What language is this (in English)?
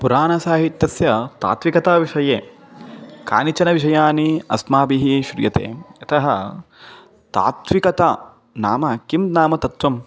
Sanskrit